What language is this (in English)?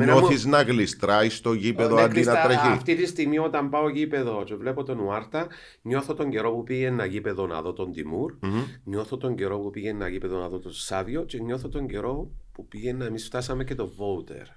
Greek